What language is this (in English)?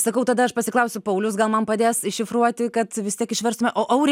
Lithuanian